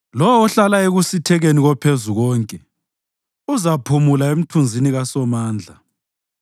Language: North Ndebele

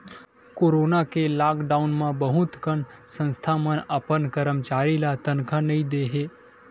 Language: Chhattisgarhi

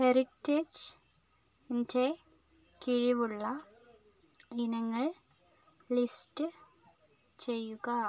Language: Malayalam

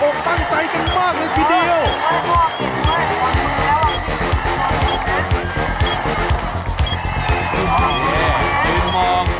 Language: Thai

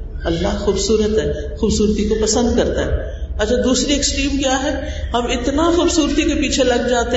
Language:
Urdu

